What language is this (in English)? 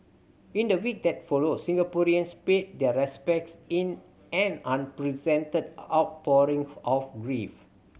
English